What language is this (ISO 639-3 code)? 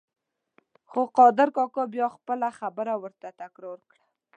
pus